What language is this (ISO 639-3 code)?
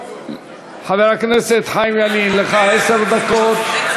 heb